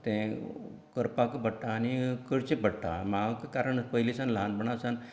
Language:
Konkani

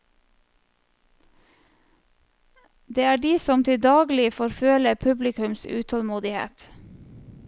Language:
Norwegian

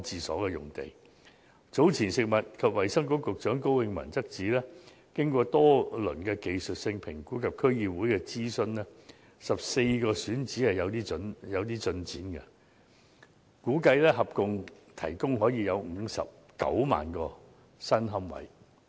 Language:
Cantonese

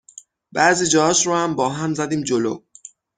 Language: Persian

